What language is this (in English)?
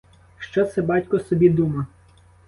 Ukrainian